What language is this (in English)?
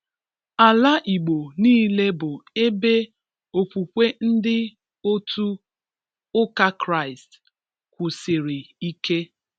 Igbo